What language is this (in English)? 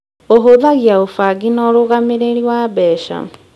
Kikuyu